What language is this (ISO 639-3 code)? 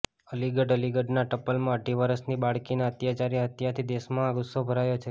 guj